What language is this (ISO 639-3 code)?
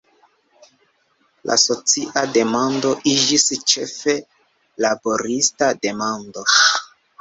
epo